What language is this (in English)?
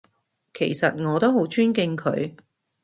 Cantonese